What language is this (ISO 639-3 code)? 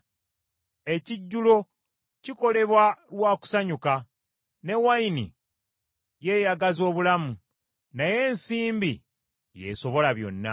lug